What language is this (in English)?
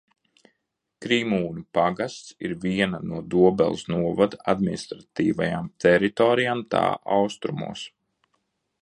Latvian